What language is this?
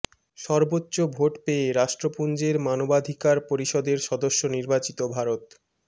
Bangla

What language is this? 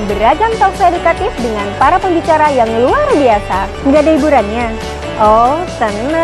Indonesian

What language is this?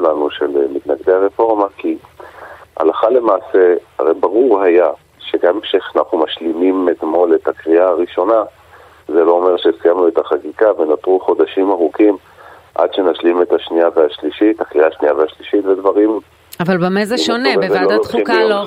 Hebrew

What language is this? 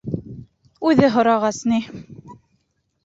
Bashkir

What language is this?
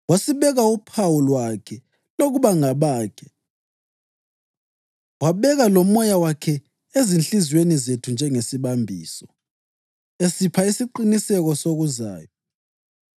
North Ndebele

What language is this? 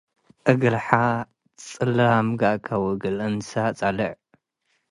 Tigre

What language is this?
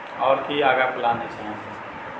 Maithili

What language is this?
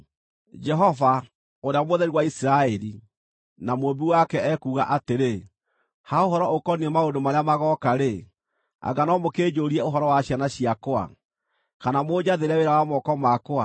Kikuyu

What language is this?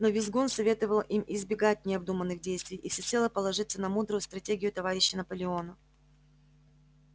Russian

